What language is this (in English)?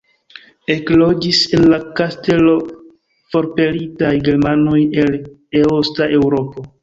Esperanto